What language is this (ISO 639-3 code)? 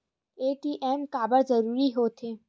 hne